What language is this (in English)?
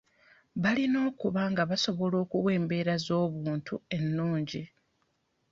Ganda